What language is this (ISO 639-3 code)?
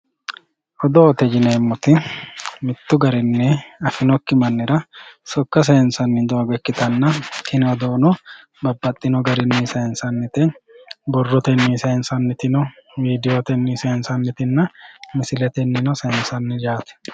sid